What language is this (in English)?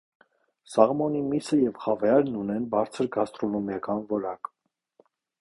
Armenian